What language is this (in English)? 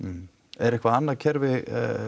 Icelandic